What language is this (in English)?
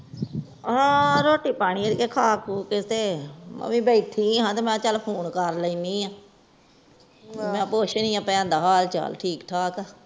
Punjabi